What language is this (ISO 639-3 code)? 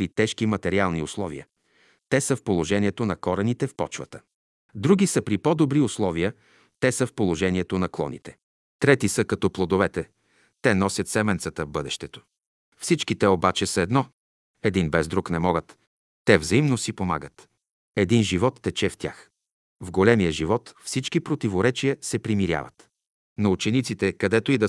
bul